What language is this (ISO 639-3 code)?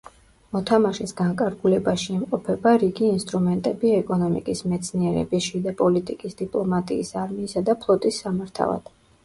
kat